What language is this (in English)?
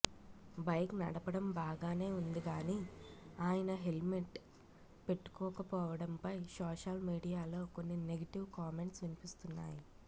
Telugu